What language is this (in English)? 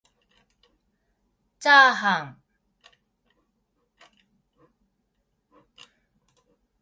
Japanese